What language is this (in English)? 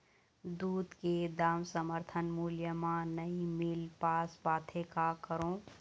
Chhattisgarhi